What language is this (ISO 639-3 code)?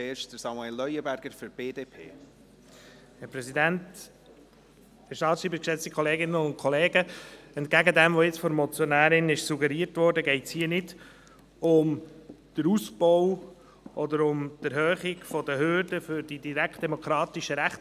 gsw